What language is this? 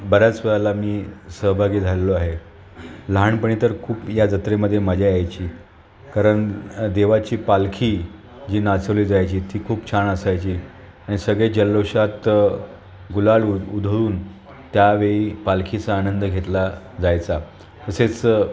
Marathi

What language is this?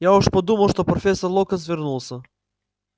Russian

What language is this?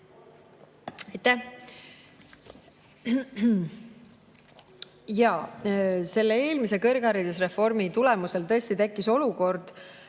Estonian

